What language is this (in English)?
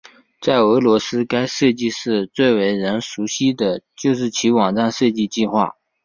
Chinese